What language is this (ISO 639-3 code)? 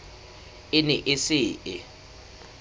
sot